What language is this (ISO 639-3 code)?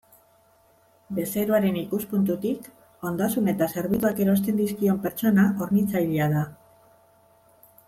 eus